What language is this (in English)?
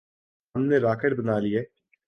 Urdu